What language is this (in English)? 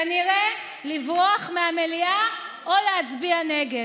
Hebrew